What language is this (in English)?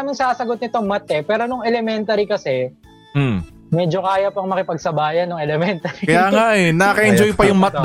Filipino